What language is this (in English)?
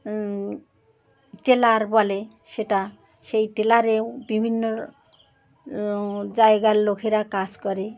Bangla